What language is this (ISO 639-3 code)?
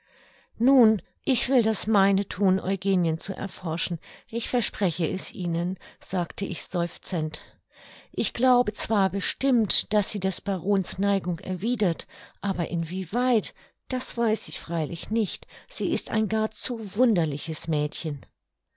deu